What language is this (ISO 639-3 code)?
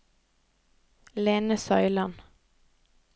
nor